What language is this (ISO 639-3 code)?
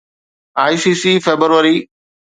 snd